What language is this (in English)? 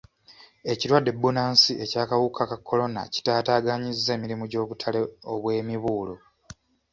Ganda